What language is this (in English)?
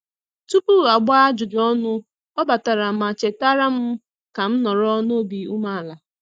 Igbo